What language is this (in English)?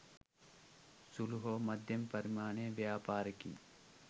Sinhala